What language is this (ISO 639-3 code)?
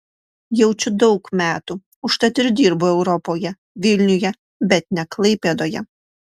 lit